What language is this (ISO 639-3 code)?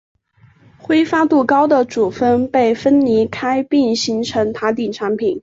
zho